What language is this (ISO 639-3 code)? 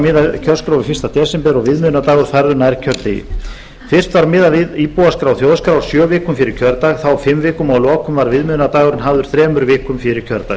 isl